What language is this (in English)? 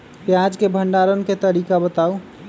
Magahi